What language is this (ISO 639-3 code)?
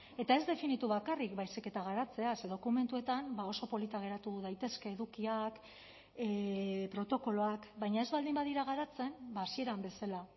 eus